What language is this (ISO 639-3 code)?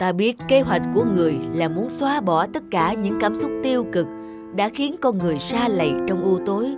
vie